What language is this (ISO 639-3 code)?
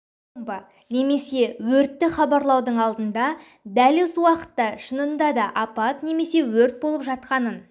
kaz